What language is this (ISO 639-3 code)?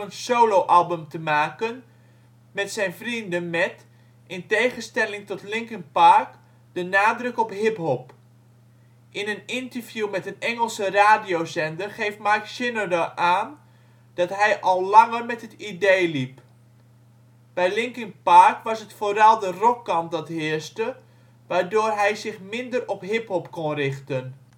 nld